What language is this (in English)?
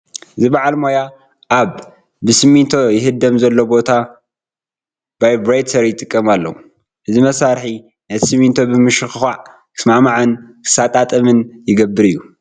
Tigrinya